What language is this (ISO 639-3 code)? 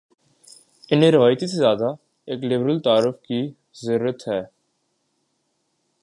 urd